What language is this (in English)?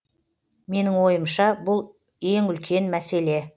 Kazakh